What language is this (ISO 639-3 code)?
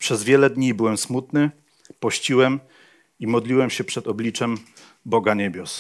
pol